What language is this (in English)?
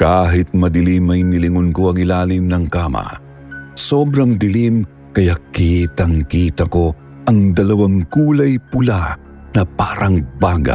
Filipino